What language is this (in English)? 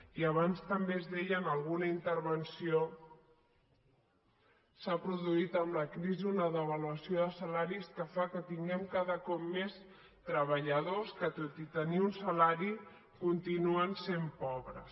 Catalan